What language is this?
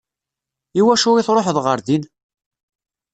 Kabyle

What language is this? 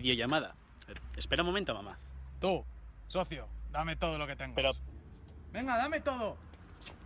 Spanish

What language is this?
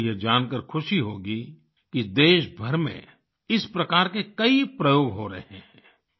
Hindi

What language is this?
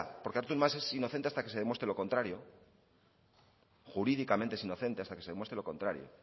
Spanish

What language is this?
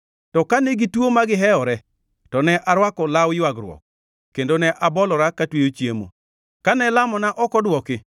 Luo (Kenya and Tanzania)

